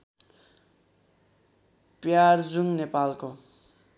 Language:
Nepali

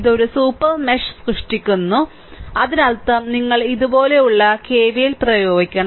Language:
Malayalam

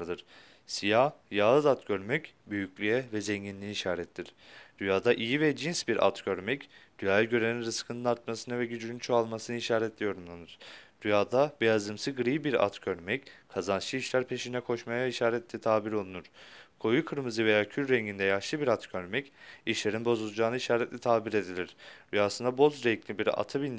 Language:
Turkish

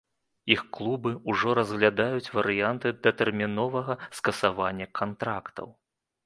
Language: Belarusian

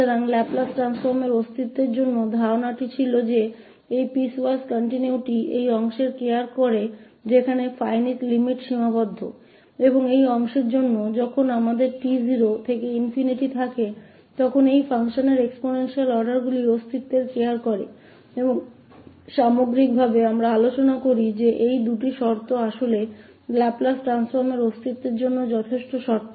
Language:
Hindi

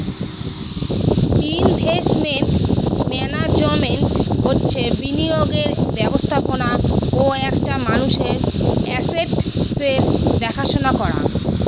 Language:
Bangla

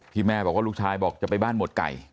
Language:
Thai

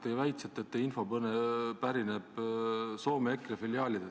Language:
Estonian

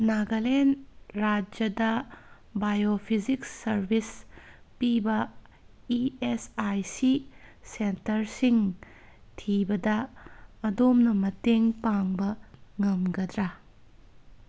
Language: Manipuri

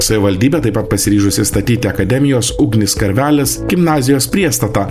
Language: Lithuanian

